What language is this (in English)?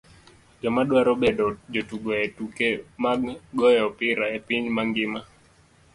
Luo (Kenya and Tanzania)